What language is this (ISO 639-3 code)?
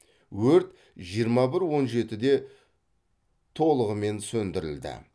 kaz